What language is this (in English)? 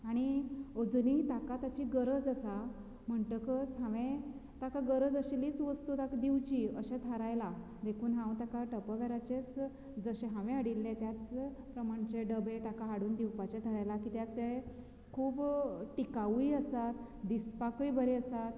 Konkani